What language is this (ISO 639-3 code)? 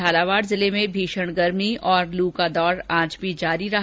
hin